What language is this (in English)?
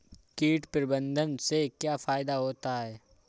Hindi